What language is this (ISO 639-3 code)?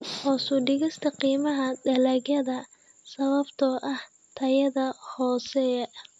som